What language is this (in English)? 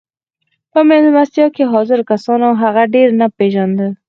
Pashto